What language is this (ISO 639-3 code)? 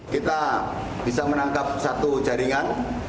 ind